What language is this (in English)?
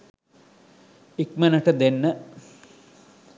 Sinhala